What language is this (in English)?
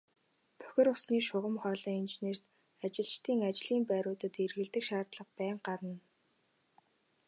Mongolian